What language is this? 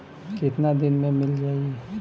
Bhojpuri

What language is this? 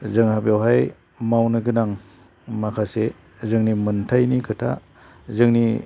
Bodo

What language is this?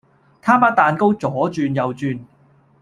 Cantonese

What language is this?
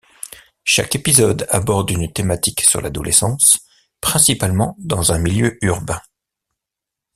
French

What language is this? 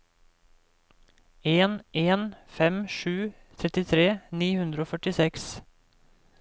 Norwegian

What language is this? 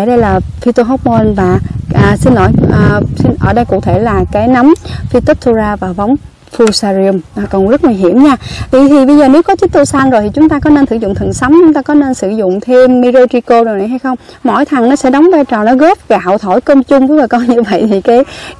Vietnamese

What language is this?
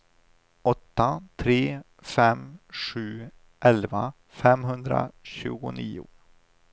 Swedish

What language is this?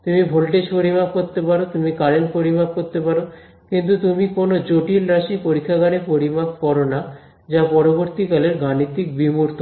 Bangla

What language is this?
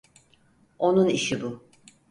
Turkish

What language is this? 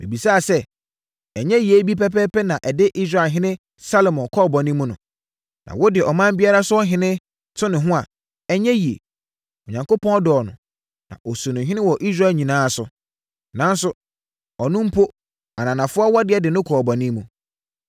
Akan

